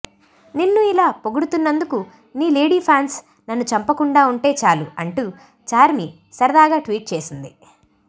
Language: Telugu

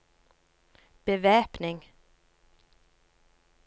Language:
Norwegian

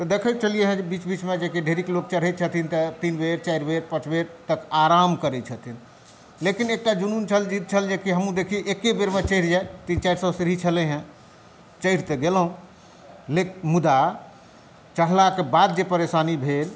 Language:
Maithili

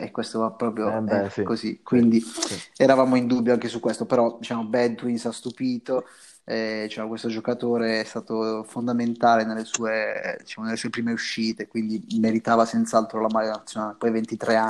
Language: Italian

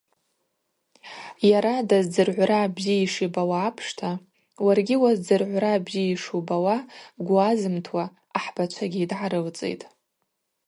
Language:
Abaza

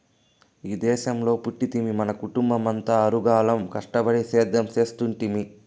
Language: Telugu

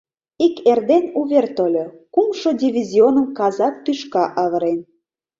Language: Mari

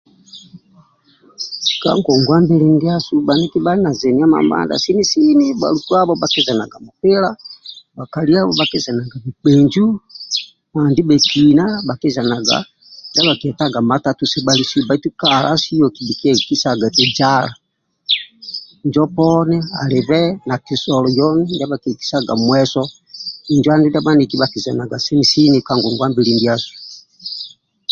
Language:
Amba (Uganda)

